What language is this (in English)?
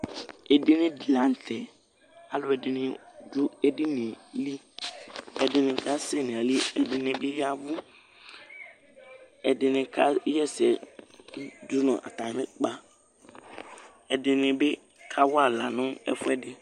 Ikposo